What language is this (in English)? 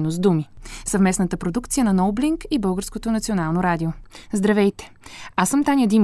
Bulgarian